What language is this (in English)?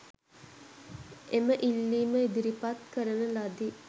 Sinhala